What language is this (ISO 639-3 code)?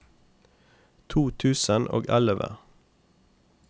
nor